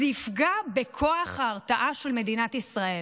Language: Hebrew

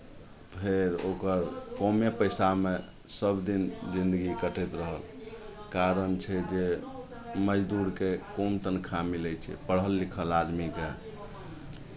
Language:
Maithili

